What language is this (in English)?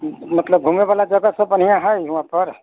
Maithili